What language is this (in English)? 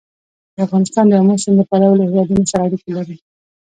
Pashto